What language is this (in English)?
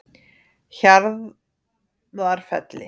Icelandic